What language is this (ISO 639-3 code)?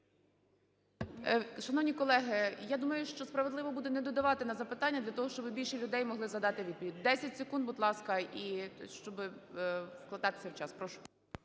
ukr